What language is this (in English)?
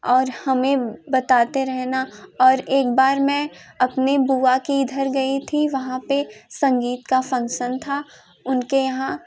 Hindi